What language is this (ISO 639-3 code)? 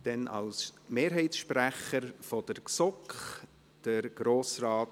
gsw